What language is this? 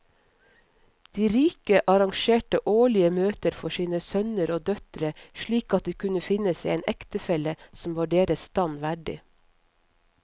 Norwegian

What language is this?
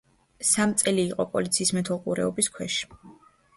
Georgian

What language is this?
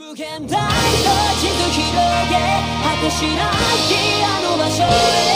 Thai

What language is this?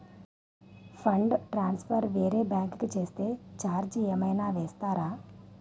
Telugu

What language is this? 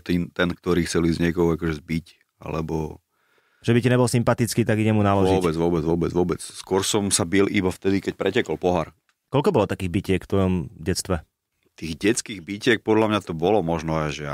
Slovak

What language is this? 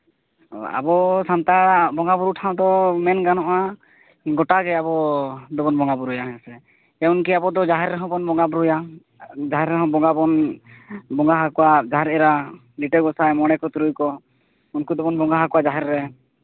Santali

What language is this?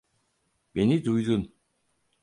Turkish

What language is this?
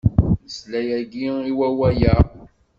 Kabyle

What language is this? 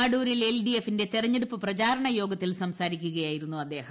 Malayalam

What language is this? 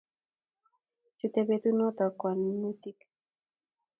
Kalenjin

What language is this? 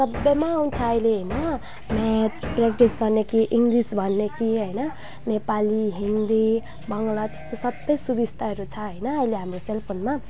Nepali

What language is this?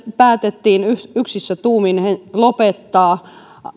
Finnish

